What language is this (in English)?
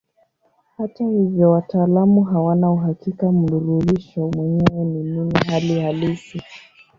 Swahili